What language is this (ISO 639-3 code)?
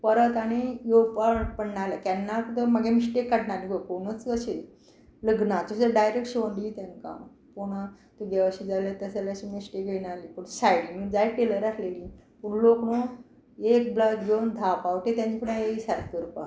kok